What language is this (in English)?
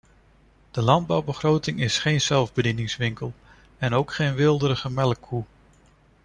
Dutch